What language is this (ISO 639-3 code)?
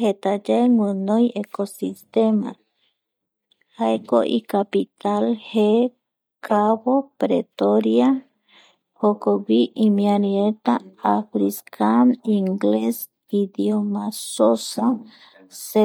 gui